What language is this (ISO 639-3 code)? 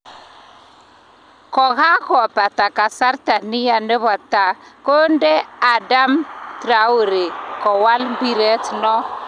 kln